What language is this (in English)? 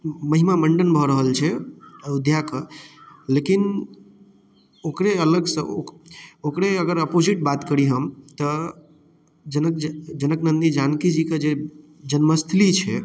Maithili